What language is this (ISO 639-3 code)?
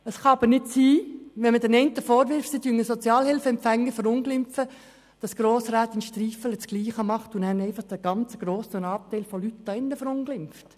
gsw